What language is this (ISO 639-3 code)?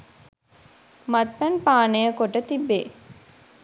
sin